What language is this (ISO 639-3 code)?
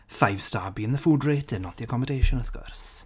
cym